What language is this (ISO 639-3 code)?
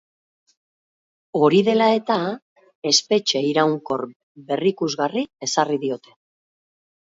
eus